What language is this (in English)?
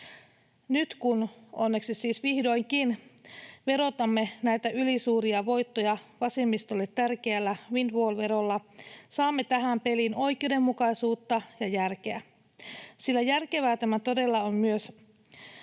Finnish